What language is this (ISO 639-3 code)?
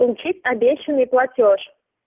rus